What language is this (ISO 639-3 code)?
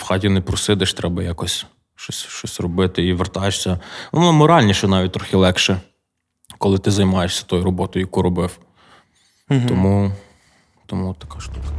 ukr